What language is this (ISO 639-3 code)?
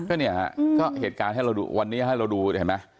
tha